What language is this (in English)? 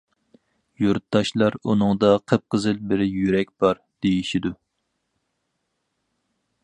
Uyghur